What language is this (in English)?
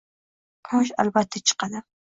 Uzbek